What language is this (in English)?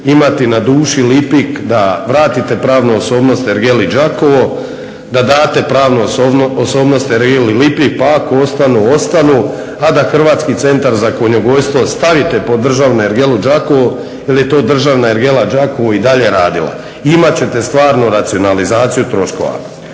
Croatian